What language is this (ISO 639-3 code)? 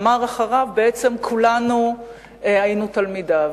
heb